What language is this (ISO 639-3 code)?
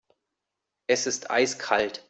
deu